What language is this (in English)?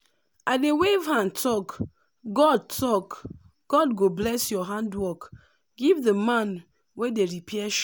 Nigerian Pidgin